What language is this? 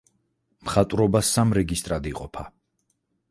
Georgian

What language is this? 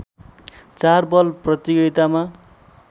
Nepali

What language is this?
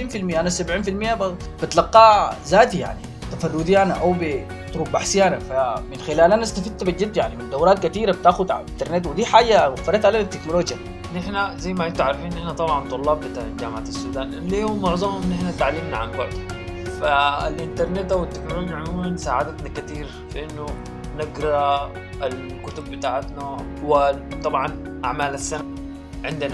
Arabic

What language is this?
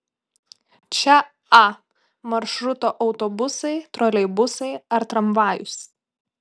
Lithuanian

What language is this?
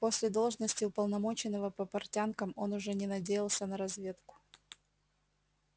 Russian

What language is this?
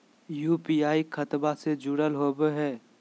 Magahi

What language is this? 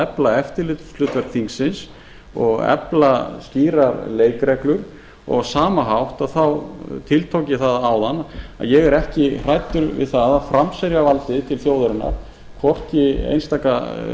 Icelandic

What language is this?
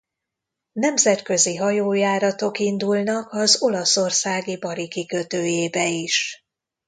Hungarian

